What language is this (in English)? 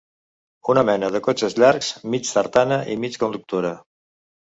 Catalan